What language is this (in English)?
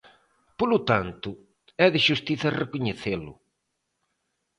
Galician